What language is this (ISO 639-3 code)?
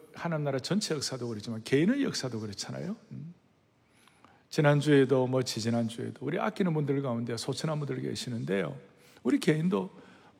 kor